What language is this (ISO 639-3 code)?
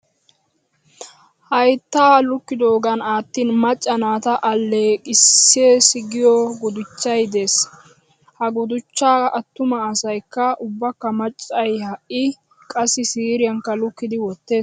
wal